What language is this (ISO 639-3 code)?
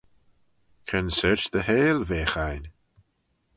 glv